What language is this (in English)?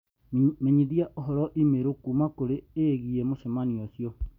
Kikuyu